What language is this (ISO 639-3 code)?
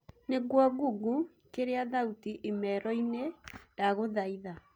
kik